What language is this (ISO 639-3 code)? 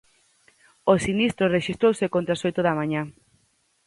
glg